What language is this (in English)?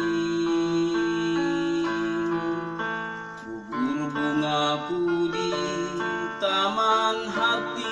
Indonesian